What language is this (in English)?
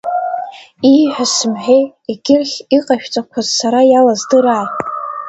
Abkhazian